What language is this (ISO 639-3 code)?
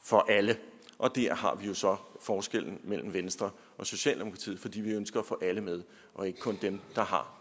dan